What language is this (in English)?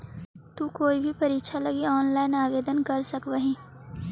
Magahi